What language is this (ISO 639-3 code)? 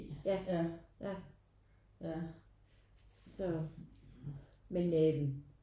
dan